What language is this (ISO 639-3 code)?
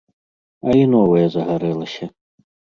bel